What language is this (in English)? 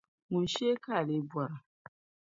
Dagbani